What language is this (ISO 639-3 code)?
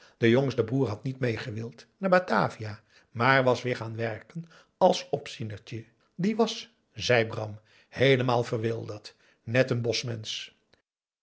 nld